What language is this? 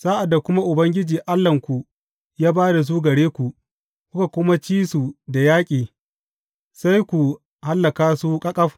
Hausa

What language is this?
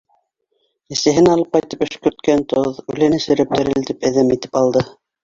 Bashkir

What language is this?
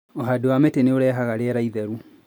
Kikuyu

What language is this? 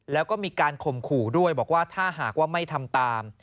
Thai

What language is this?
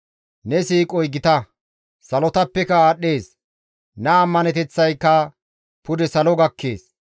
Gamo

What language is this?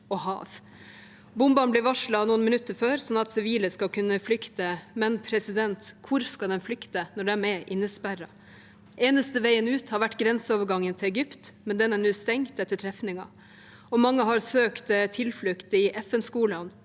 Norwegian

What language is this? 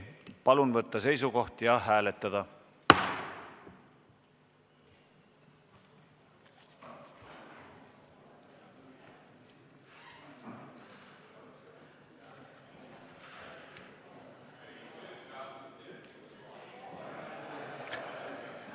Estonian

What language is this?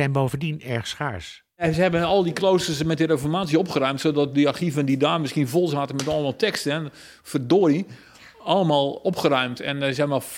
Dutch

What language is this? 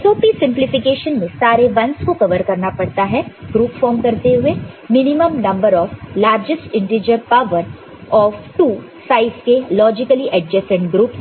Hindi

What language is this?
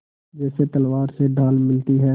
Hindi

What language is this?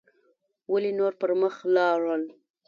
Pashto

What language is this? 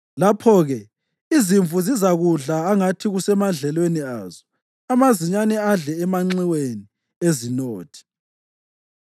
North Ndebele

